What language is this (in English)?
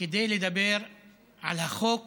Hebrew